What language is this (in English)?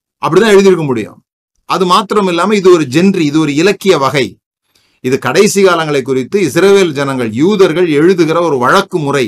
Tamil